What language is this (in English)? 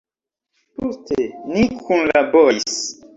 Esperanto